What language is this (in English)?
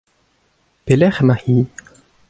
Breton